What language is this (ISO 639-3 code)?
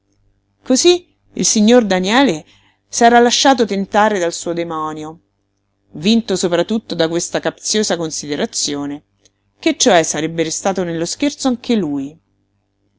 ita